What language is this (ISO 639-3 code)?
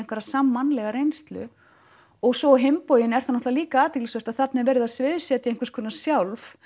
isl